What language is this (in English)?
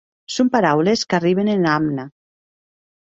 Occitan